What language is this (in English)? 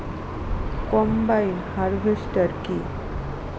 Bangla